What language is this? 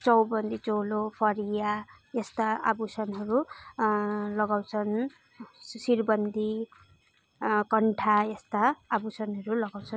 Nepali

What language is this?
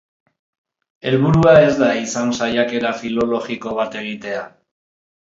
Basque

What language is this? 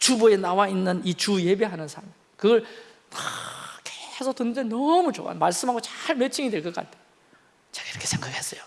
Korean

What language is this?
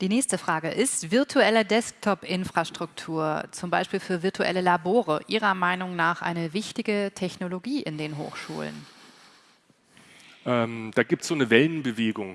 German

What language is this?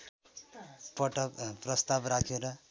Nepali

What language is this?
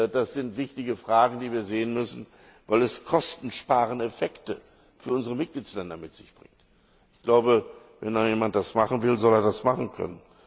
German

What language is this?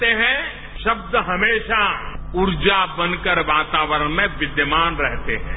Hindi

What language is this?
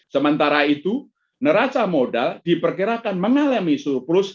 Indonesian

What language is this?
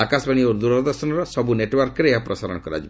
Odia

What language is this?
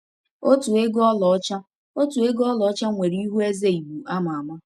Igbo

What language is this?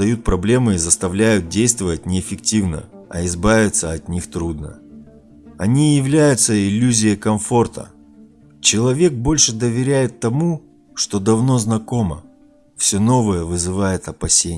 Russian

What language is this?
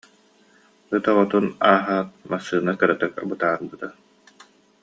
Yakut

